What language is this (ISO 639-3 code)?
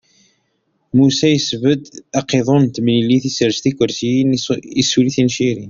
kab